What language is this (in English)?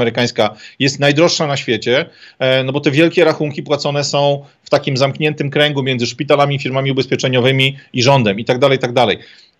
Polish